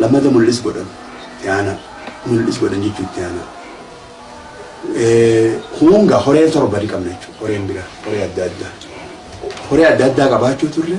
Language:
Oromo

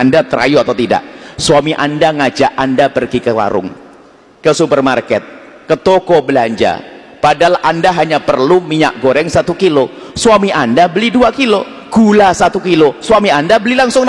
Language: Indonesian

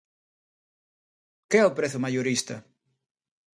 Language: Galician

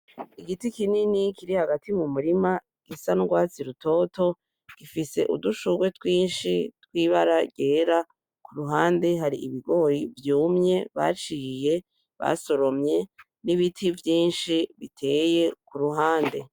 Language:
Rundi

